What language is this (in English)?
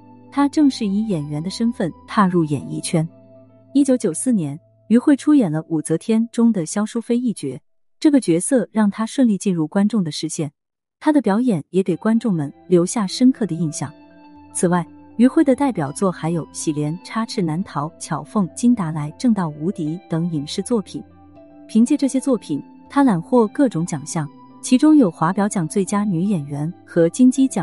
Chinese